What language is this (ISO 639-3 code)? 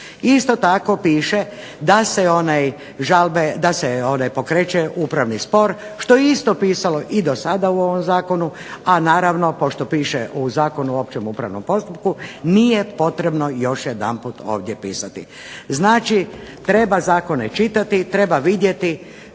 hrv